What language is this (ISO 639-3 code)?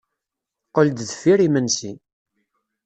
kab